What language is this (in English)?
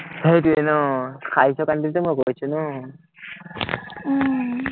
Assamese